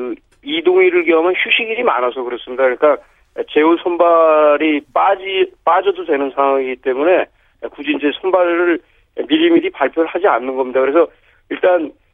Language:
Korean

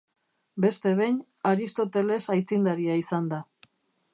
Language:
Basque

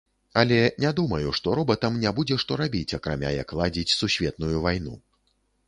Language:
Belarusian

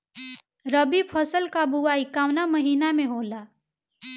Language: Bhojpuri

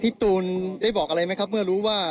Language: Thai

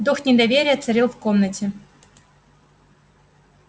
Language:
Russian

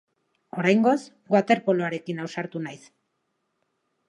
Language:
Basque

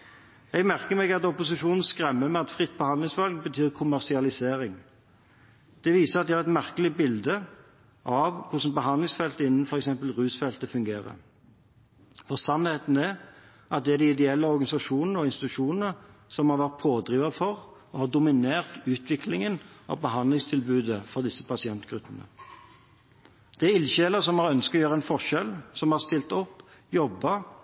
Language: Norwegian Bokmål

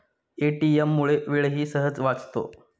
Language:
Marathi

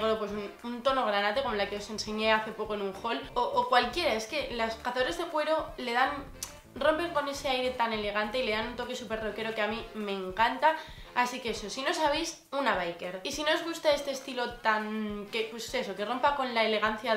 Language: Spanish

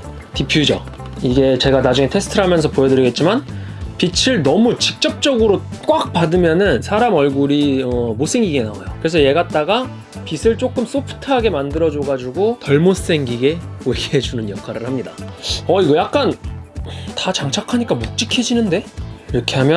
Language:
Korean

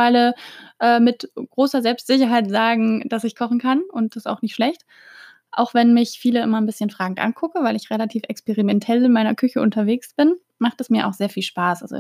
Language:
German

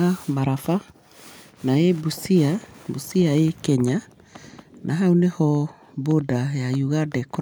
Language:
Kikuyu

